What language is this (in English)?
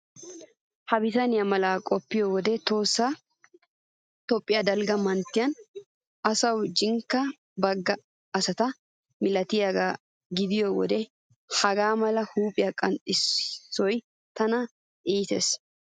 Wolaytta